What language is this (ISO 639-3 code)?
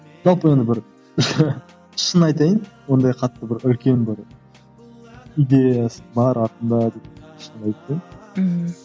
kaz